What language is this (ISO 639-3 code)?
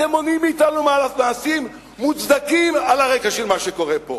heb